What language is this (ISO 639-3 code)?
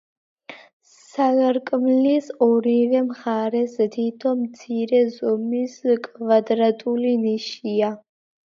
kat